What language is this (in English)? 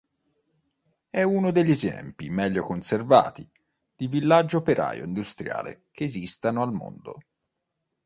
Italian